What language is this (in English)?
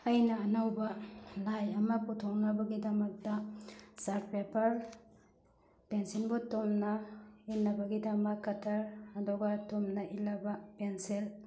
Manipuri